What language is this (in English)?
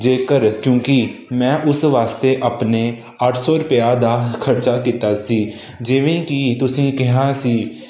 Punjabi